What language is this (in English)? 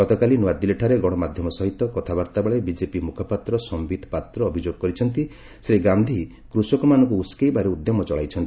Odia